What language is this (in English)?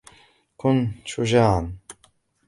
Arabic